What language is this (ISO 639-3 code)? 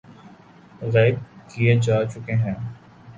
urd